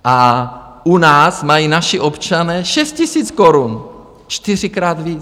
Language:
Czech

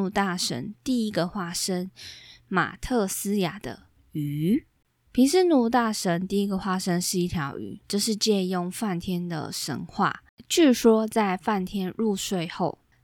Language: Chinese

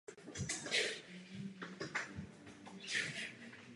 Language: Czech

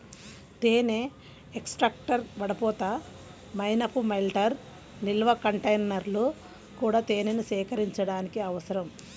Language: Telugu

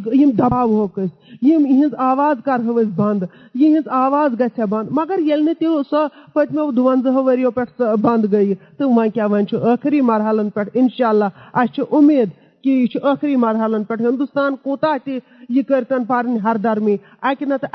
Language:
Urdu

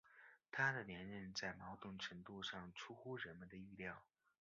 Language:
Chinese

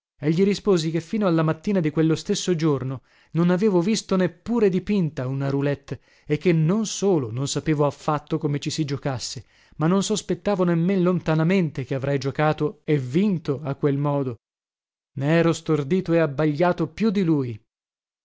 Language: Italian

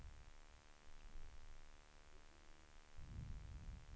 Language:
Swedish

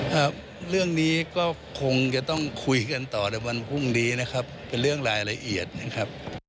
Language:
Thai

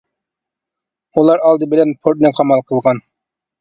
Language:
Uyghur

